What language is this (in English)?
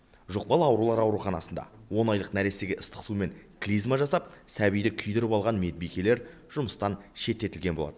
Kazakh